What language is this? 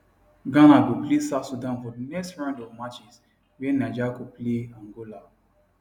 Nigerian Pidgin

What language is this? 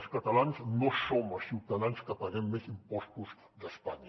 Catalan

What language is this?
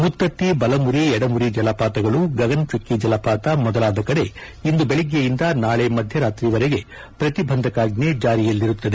Kannada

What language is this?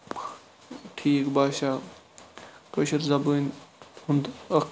Kashmiri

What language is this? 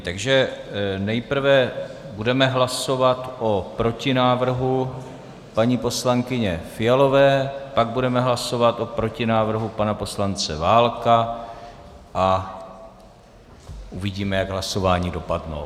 Czech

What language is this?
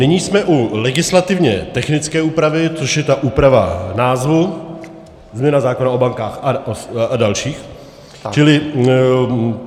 Czech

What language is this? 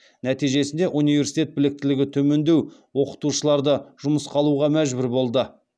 Kazakh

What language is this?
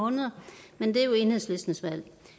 Danish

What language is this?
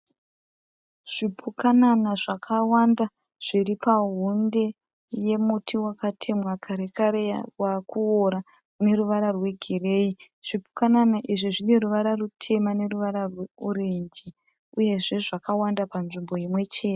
Shona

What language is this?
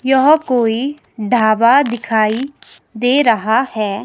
Hindi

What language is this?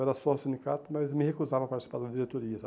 Portuguese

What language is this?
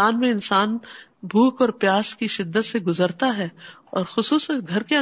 Urdu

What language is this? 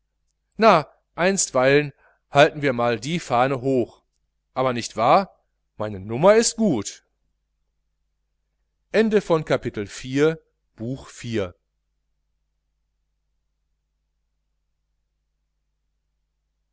German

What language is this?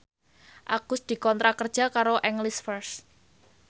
Javanese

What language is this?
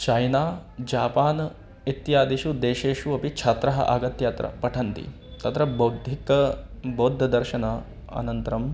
Sanskrit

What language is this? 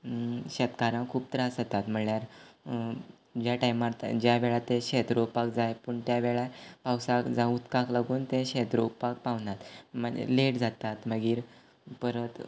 Konkani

